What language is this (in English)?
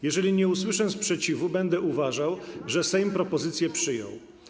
Polish